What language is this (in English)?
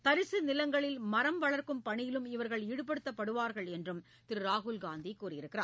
Tamil